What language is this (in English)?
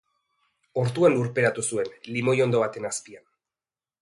Basque